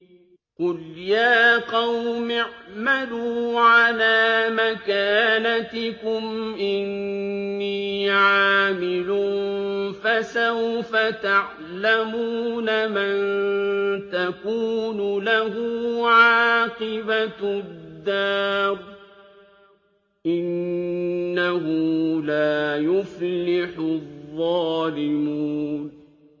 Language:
Arabic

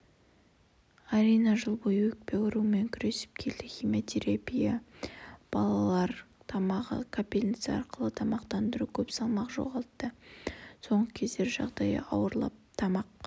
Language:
Kazakh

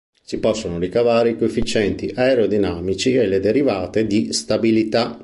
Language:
Italian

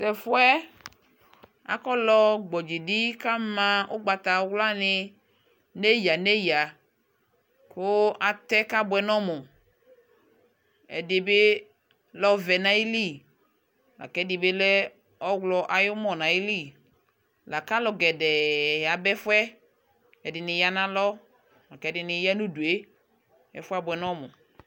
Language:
Ikposo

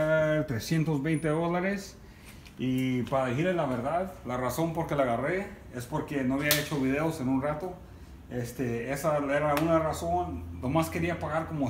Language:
Spanish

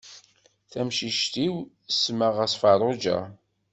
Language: Kabyle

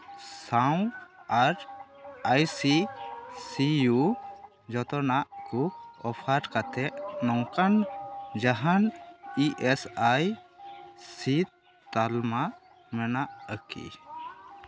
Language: Santali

